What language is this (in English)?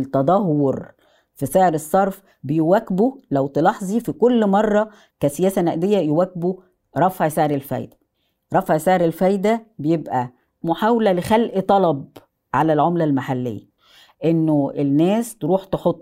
Arabic